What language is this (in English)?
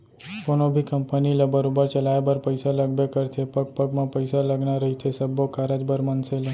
Chhattisgarhi